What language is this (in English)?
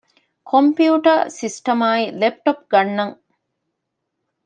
Divehi